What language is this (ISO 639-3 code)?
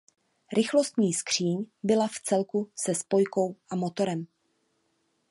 ces